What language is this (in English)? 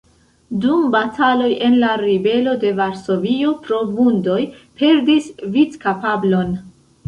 Esperanto